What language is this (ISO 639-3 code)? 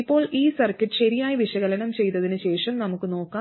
mal